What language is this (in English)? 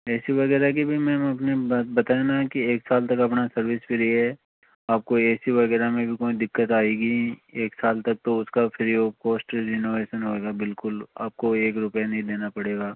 Hindi